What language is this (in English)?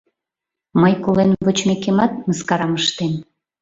Mari